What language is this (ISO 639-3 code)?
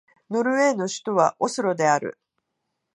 jpn